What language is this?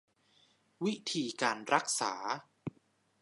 Thai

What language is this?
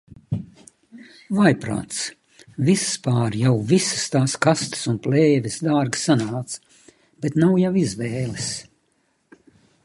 Latvian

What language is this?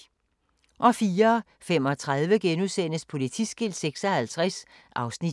Danish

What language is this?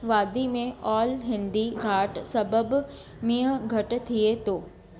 Sindhi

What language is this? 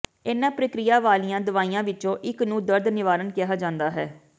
Punjabi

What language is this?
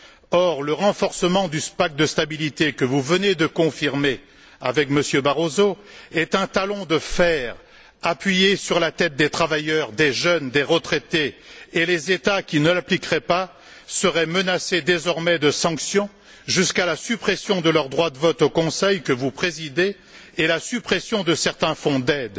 French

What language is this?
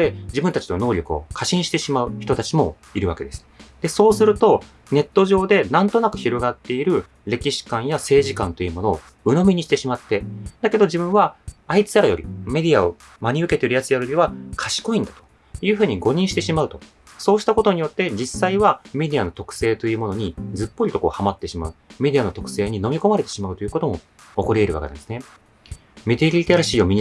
Japanese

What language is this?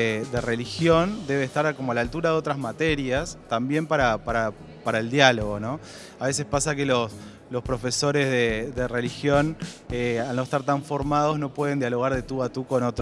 Spanish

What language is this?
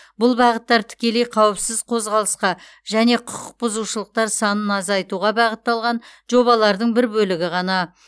Kazakh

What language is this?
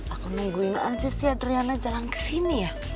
Indonesian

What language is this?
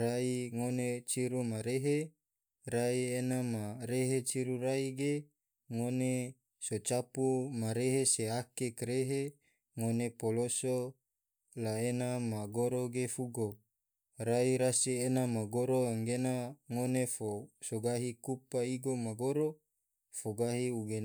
Tidore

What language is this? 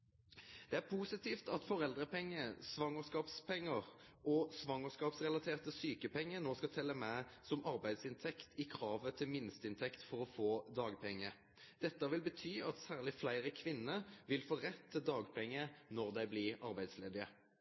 Norwegian Nynorsk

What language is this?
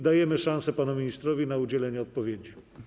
Polish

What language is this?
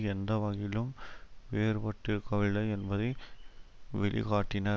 Tamil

